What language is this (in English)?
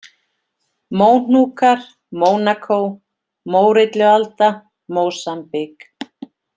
Icelandic